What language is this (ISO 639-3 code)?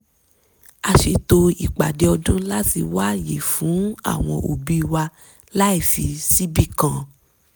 yor